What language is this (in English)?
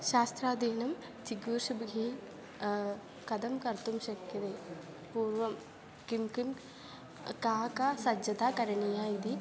Sanskrit